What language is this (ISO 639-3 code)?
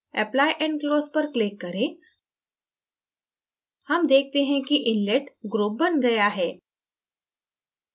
hin